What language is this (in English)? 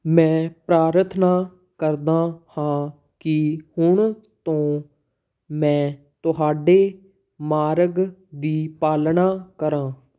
Punjabi